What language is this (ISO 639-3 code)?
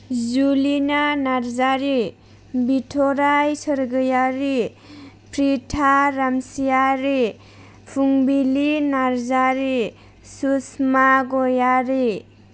brx